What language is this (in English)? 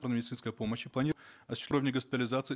Kazakh